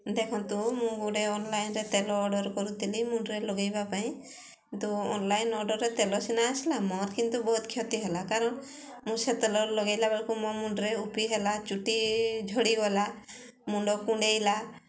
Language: Odia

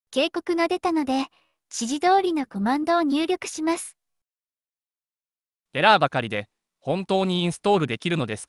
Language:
Japanese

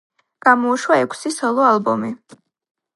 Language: Georgian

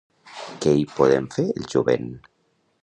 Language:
Catalan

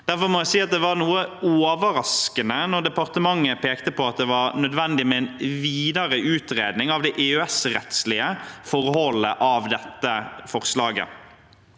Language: Norwegian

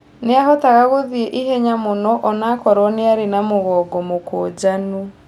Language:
Kikuyu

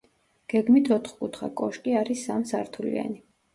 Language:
Georgian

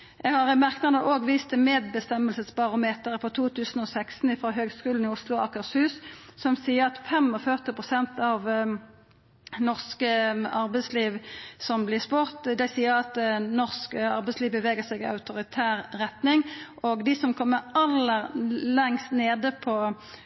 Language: Norwegian Nynorsk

